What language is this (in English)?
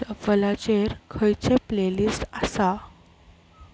Konkani